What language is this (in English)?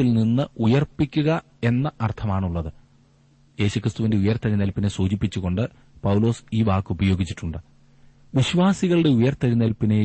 Malayalam